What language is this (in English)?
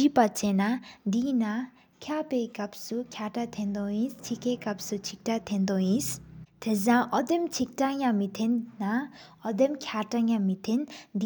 Sikkimese